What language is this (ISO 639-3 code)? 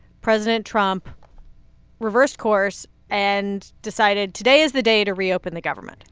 eng